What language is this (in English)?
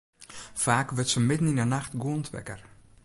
Western Frisian